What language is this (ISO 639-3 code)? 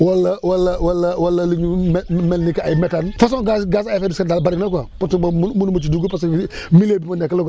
wol